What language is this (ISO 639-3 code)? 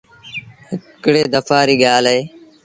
sbn